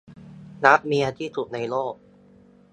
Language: Thai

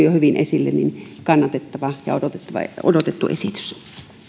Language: Finnish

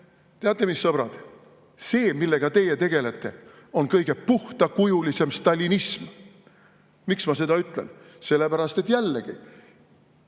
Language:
Estonian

